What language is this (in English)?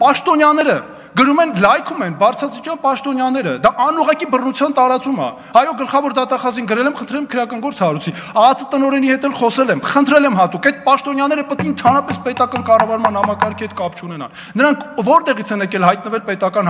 Turkish